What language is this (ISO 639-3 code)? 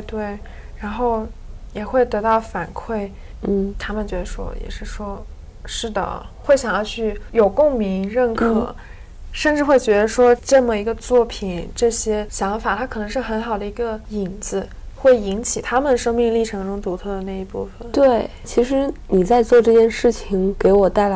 zho